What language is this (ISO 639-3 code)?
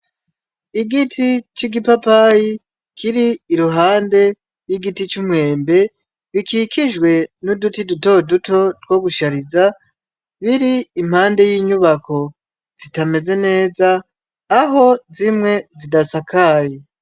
run